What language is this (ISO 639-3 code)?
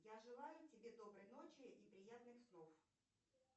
rus